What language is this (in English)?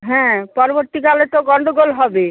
Bangla